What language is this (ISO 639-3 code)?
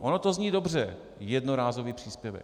ces